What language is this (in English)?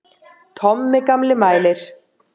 Icelandic